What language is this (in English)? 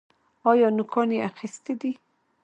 Pashto